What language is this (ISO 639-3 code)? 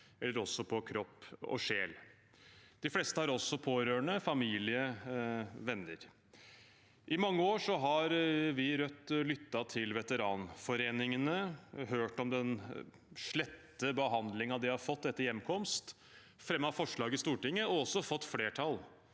nor